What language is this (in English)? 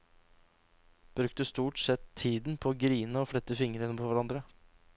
Norwegian